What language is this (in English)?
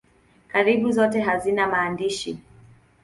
Swahili